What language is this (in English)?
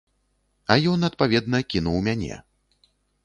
Belarusian